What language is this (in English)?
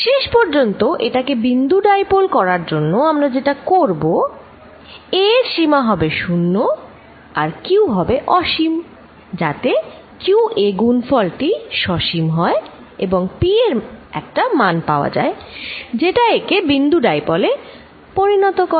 Bangla